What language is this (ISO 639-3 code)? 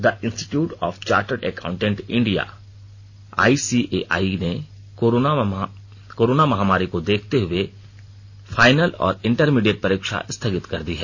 hin